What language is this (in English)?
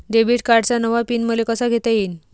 Marathi